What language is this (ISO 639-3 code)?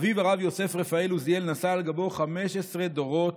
heb